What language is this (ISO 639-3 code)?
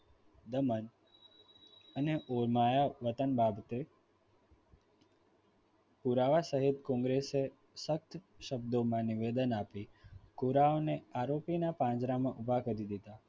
guj